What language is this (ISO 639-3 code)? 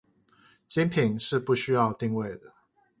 zho